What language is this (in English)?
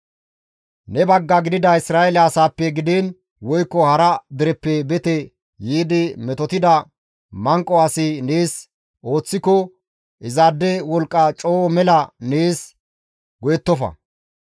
Gamo